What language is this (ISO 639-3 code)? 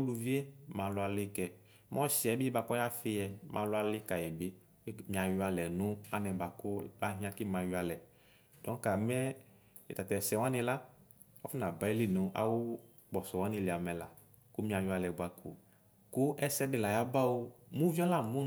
kpo